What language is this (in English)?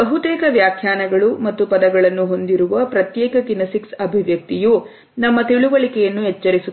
Kannada